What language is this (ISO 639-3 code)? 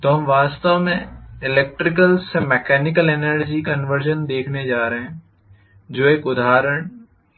hin